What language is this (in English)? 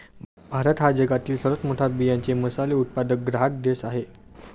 Marathi